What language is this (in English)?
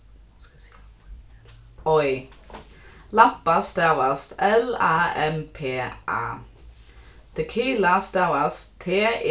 Faroese